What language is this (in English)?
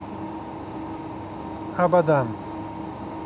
Russian